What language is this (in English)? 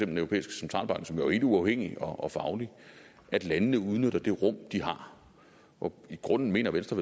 Danish